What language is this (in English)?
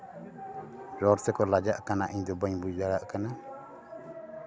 Santali